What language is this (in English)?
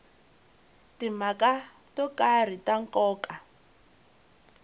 Tsonga